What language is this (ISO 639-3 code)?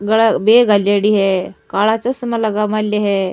raj